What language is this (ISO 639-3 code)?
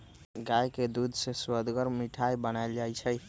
mag